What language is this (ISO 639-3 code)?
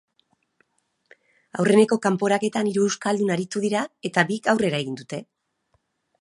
eus